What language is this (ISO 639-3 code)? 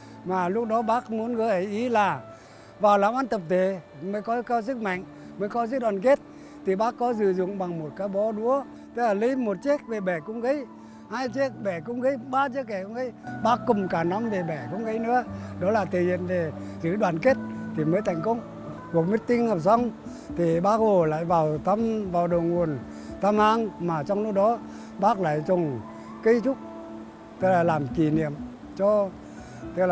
vie